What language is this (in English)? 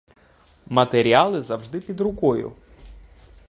Ukrainian